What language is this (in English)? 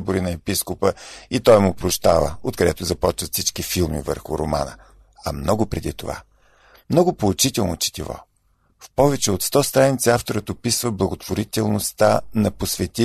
Bulgarian